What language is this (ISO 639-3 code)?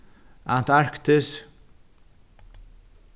fao